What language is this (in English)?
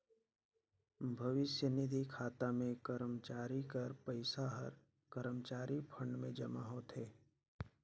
Chhattisgarhi